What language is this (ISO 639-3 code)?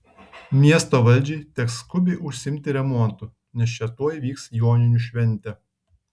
lit